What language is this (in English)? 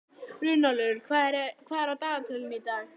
Icelandic